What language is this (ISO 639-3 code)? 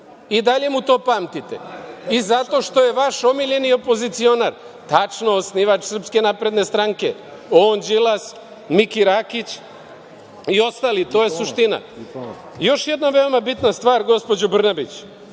srp